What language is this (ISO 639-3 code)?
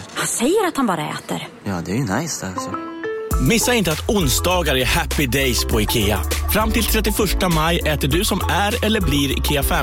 swe